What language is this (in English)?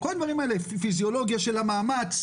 Hebrew